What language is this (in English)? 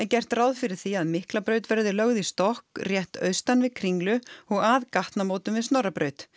Icelandic